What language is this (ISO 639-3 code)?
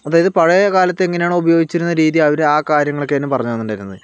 mal